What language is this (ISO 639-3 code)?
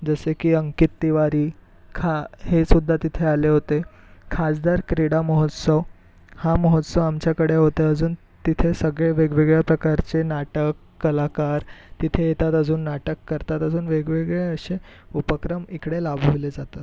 mar